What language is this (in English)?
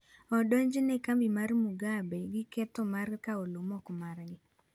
Luo (Kenya and Tanzania)